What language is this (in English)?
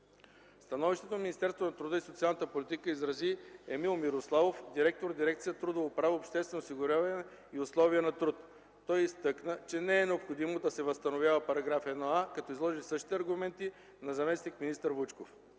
Bulgarian